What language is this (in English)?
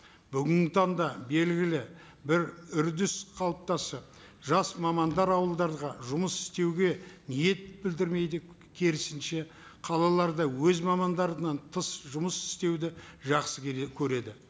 Kazakh